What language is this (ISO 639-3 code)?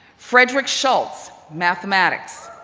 eng